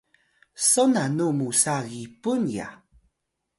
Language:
Atayal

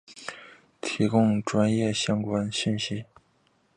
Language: Chinese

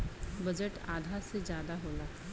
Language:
Bhojpuri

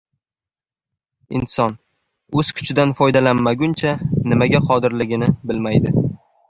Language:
Uzbek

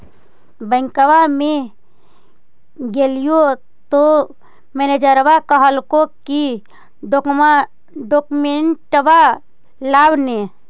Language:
Magahi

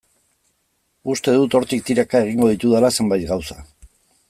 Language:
Basque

